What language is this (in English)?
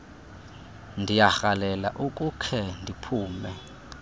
Xhosa